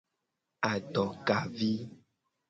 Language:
Gen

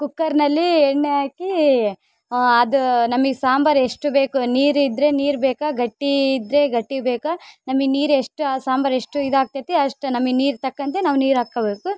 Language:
Kannada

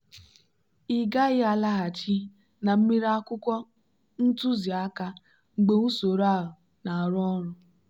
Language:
Igbo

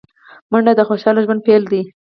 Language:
Pashto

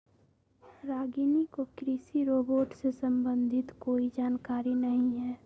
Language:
Magahi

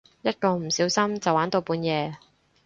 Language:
Cantonese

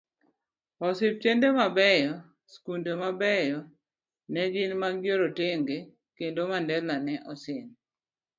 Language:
Luo (Kenya and Tanzania)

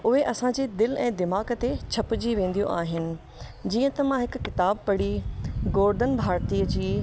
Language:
Sindhi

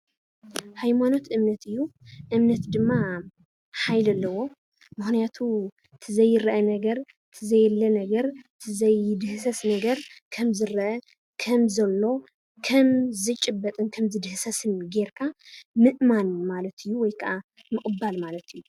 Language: Tigrinya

